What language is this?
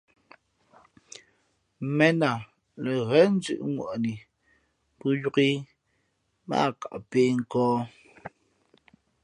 Fe'fe'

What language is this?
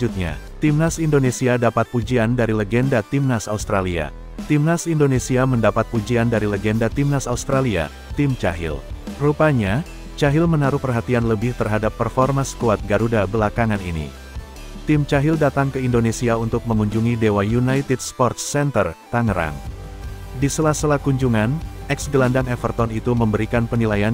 Indonesian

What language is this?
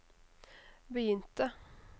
Norwegian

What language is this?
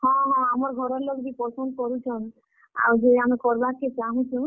Odia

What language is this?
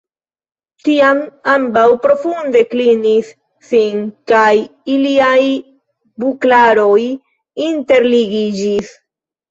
Esperanto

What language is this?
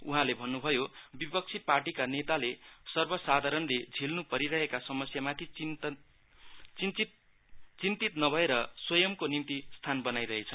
Nepali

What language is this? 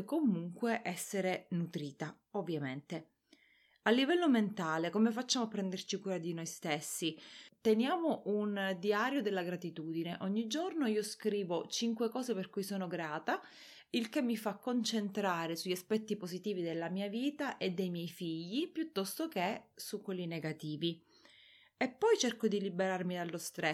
Italian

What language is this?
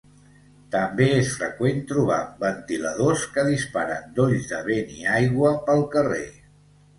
Catalan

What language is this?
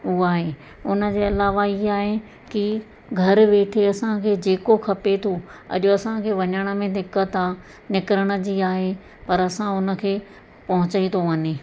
Sindhi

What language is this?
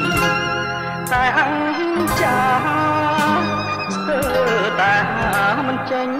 Thai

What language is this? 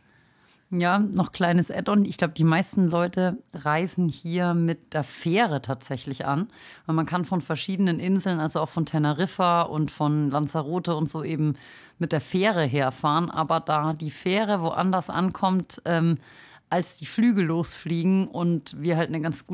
German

